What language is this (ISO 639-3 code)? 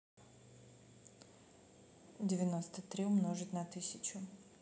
rus